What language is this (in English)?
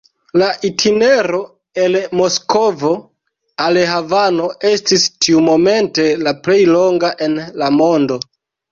Esperanto